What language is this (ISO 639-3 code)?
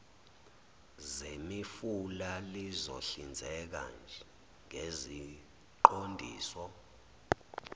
zul